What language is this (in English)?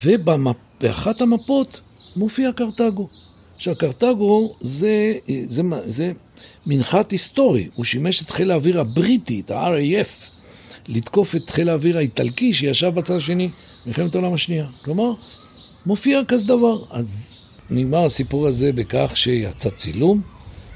Hebrew